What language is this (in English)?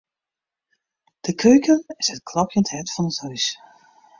Western Frisian